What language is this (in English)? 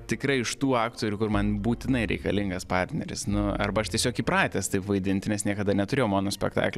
Lithuanian